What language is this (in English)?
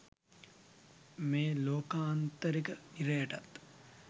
Sinhala